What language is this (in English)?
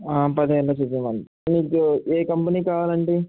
Telugu